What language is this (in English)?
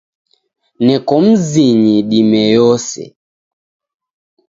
Taita